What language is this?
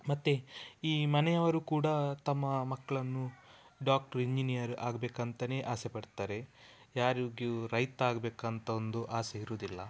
Kannada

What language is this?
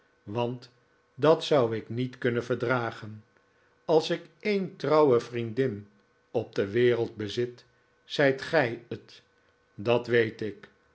Dutch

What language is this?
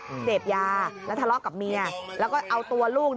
Thai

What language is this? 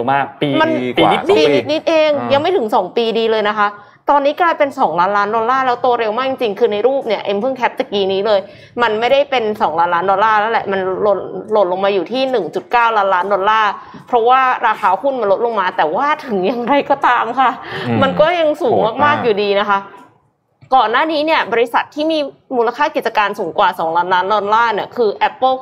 Thai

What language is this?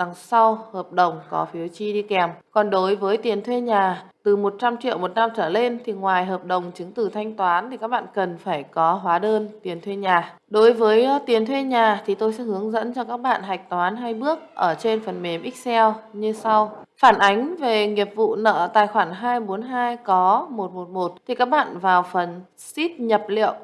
Vietnamese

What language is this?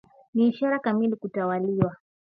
Swahili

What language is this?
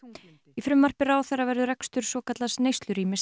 Icelandic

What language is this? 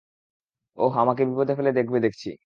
Bangla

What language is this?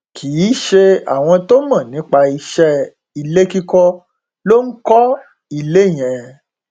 Yoruba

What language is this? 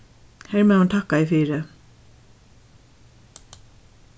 Faroese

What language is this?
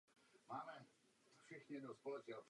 Czech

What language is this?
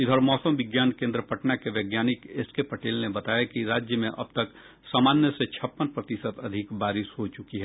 Hindi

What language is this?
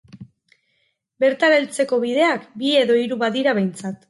Basque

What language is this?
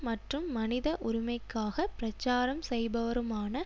Tamil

